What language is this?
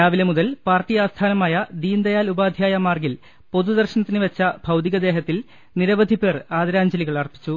Malayalam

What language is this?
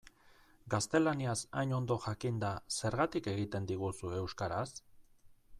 Basque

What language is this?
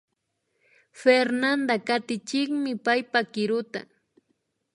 Imbabura Highland Quichua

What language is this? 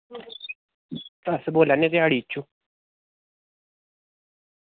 Dogri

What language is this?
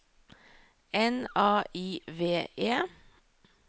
Norwegian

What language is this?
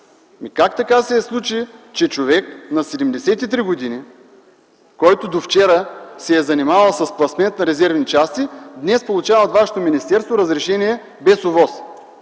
Bulgarian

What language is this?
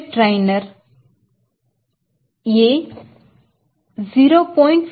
Kannada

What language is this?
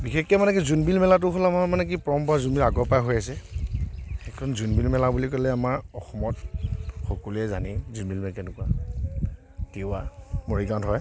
Assamese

